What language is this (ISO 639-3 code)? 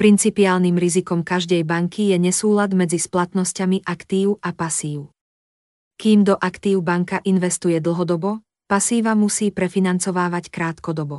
slk